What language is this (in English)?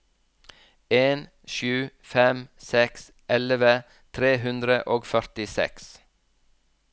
Norwegian